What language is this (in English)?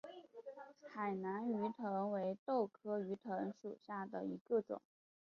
Chinese